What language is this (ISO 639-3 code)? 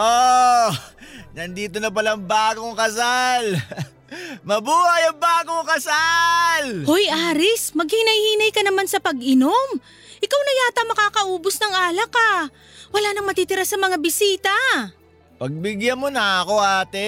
fil